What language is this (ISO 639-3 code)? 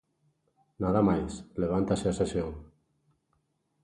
glg